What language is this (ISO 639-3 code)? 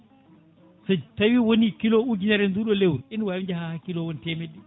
ful